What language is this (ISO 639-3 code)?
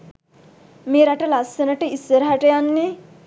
sin